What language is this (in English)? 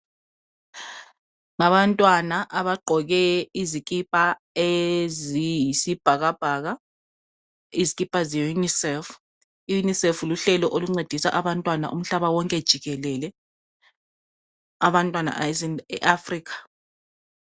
North Ndebele